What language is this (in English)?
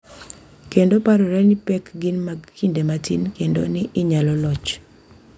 Luo (Kenya and Tanzania)